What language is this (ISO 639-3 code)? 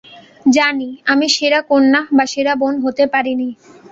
ben